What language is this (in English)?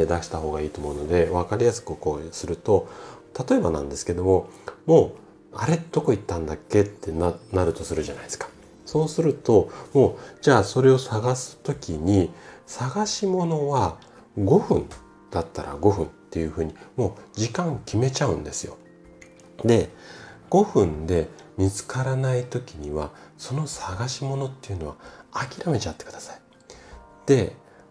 Japanese